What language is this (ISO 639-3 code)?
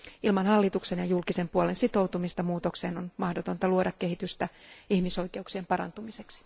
fin